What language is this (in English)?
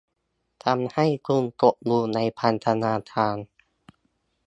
Thai